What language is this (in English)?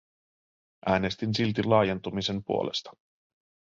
Finnish